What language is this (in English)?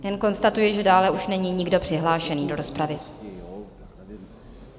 Czech